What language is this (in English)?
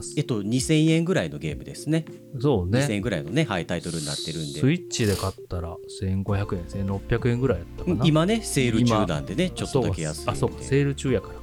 Japanese